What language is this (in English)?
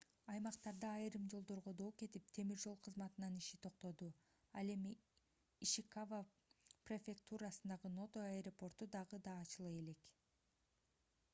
Kyrgyz